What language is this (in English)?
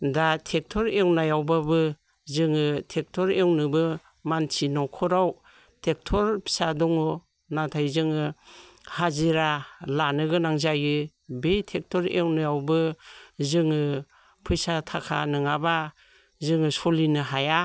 Bodo